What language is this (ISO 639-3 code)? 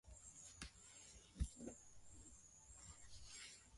swa